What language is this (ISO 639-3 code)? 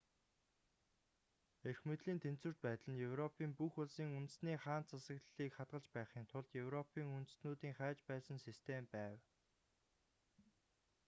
mon